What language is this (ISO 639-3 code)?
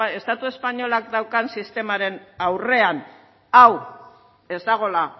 eus